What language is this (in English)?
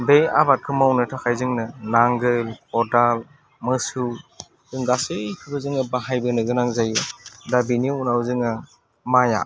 Bodo